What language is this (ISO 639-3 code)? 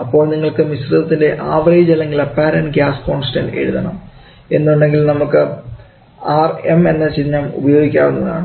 mal